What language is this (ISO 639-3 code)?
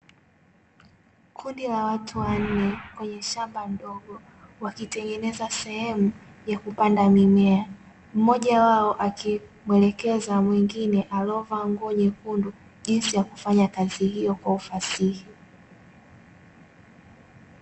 swa